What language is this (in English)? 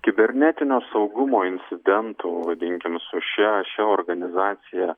Lithuanian